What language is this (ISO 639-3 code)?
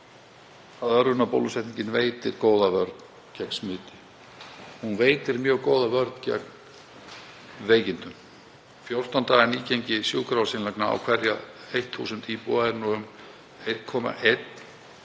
isl